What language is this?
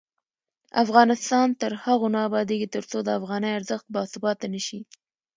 Pashto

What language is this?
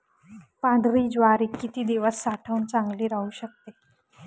Marathi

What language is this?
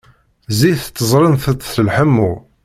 Kabyle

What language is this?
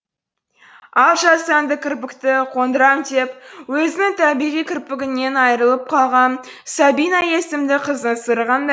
Kazakh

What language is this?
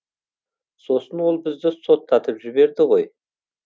Kazakh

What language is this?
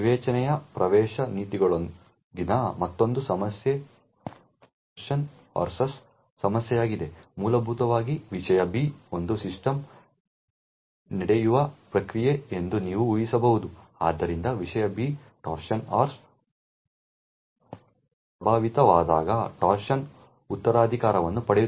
Kannada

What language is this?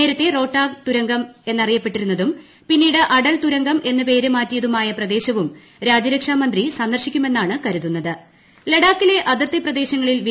Malayalam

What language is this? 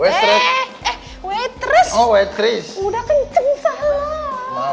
Indonesian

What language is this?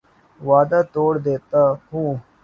Urdu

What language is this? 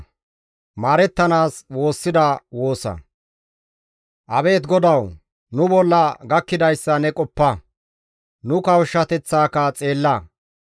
Gamo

